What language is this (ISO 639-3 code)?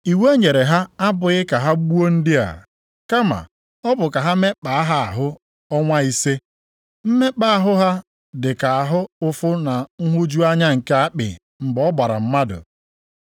ibo